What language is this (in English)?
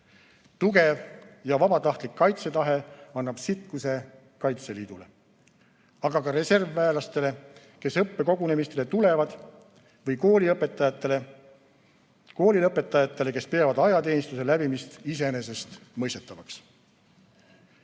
Estonian